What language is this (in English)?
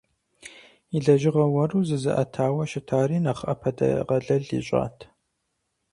Kabardian